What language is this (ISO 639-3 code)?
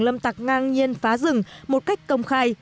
vie